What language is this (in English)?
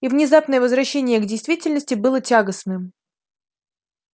Russian